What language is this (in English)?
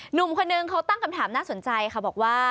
Thai